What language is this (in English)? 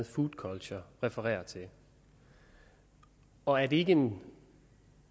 Danish